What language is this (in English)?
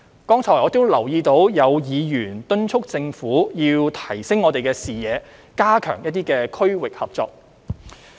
Cantonese